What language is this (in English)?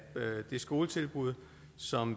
Danish